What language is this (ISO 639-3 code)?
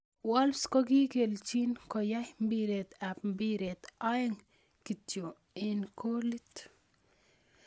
kln